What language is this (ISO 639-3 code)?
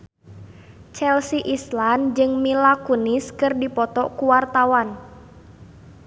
sun